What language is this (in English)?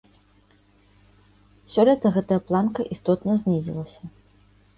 Belarusian